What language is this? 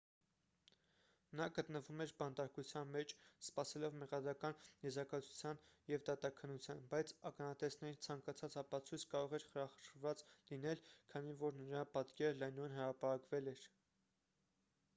Armenian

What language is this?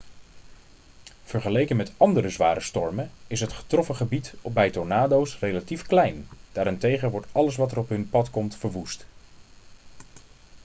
Dutch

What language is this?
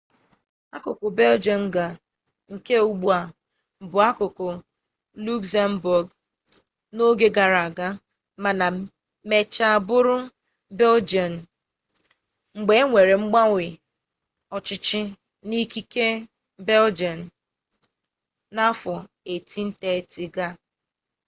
Igbo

